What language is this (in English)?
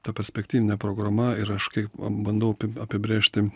Lithuanian